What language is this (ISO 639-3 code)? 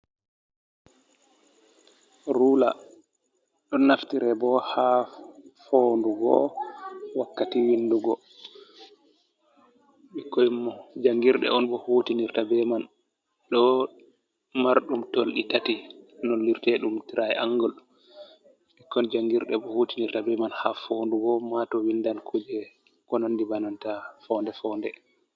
ful